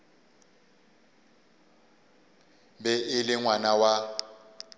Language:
Northern Sotho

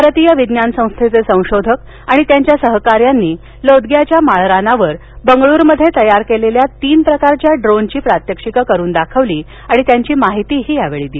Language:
Marathi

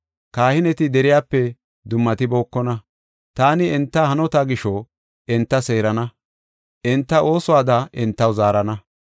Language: Gofa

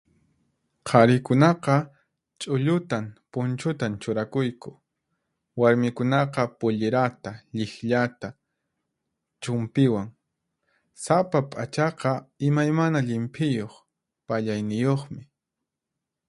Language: Puno Quechua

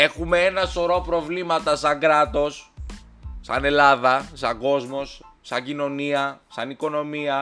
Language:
Greek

